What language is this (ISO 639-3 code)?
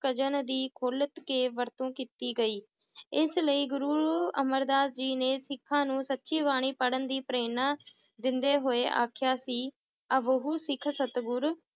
pan